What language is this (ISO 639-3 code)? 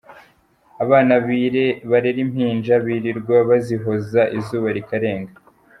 kin